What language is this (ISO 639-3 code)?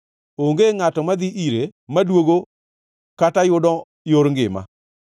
luo